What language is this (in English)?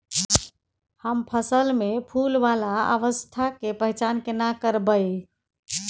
Maithili